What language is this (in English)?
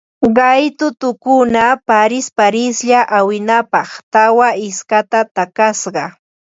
Ambo-Pasco Quechua